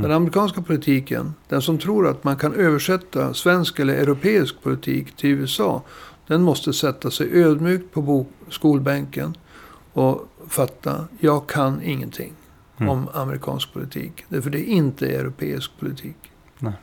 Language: Swedish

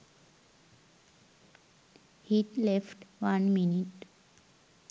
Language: Sinhala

